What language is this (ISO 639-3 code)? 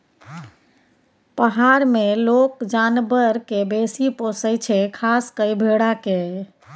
mai